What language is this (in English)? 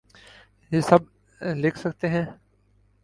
Urdu